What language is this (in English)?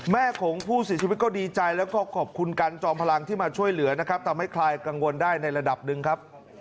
Thai